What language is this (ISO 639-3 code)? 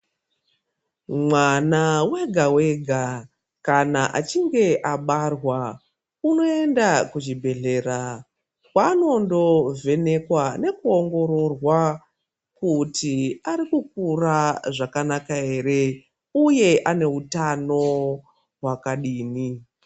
ndc